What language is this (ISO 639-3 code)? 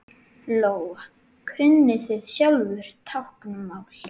isl